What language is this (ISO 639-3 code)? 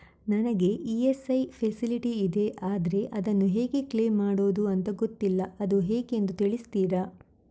kan